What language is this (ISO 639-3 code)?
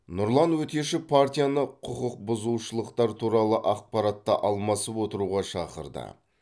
kaz